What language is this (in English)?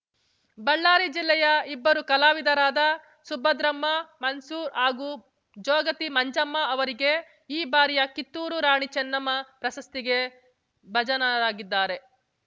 Kannada